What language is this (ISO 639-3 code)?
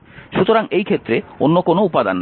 ben